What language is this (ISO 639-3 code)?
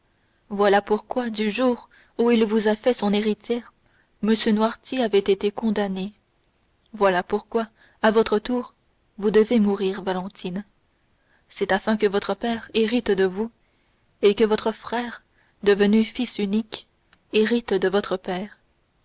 fra